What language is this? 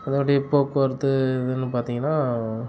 Tamil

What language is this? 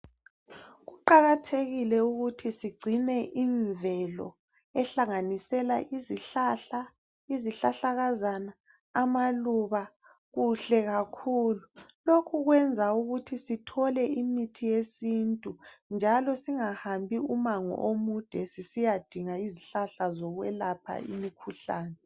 North Ndebele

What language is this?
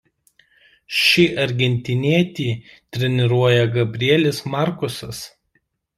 Lithuanian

